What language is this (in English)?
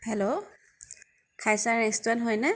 Assamese